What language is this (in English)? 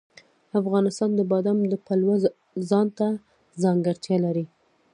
Pashto